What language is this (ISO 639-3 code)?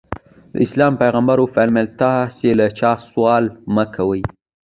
pus